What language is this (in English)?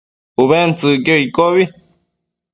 Matsés